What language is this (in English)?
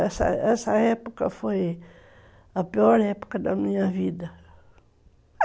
Portuguese